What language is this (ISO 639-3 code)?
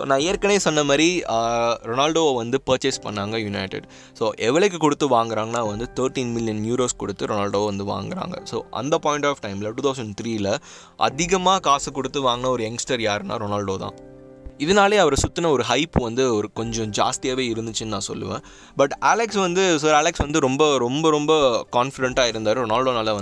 tam